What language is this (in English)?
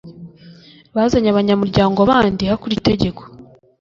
Kinyarwanda